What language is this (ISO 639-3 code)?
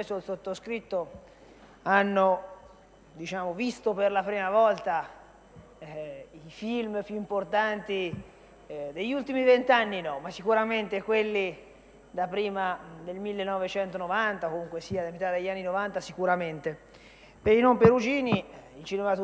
ita